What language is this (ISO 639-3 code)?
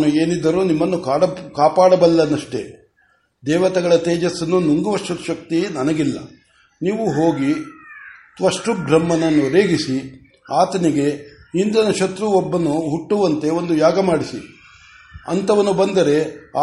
kan